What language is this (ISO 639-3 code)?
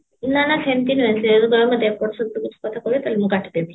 ori